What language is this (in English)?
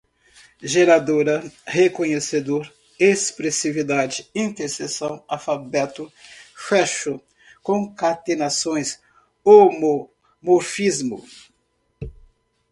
Portuguese